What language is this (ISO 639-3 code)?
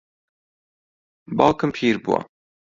ckb